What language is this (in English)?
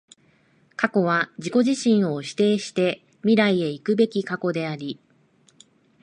Japanese